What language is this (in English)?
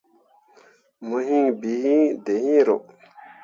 Mundang